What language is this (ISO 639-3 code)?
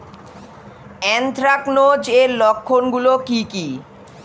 ben